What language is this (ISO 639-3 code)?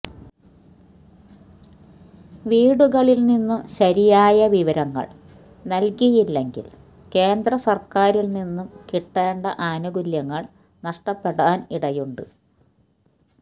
mal